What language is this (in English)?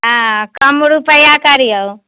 Maithili